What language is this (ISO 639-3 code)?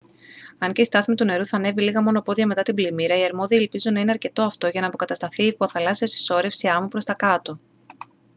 ell